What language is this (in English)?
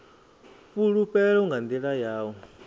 Venda